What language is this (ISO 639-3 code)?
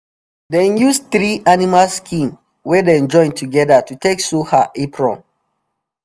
pcm